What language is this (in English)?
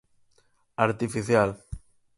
Galician